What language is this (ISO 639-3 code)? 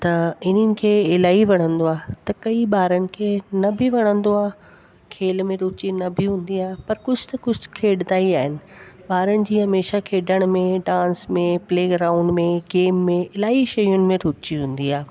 snd